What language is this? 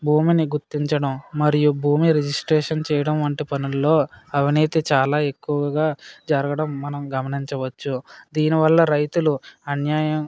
Telugu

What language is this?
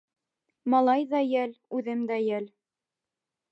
Bashkir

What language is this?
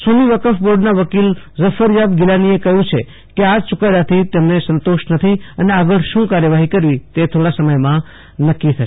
Gujarati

